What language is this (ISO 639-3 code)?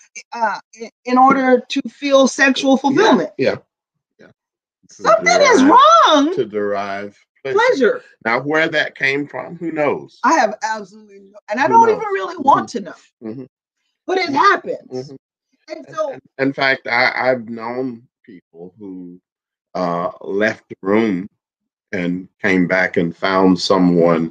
eng